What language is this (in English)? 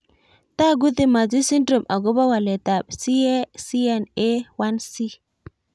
Kalenjin